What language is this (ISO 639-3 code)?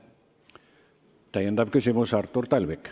est